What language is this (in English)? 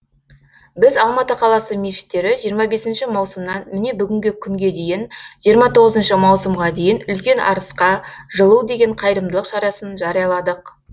Kazakh